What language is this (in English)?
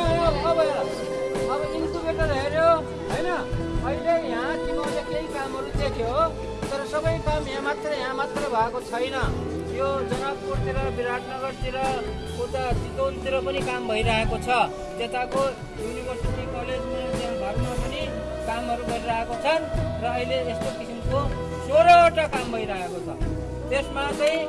Nepali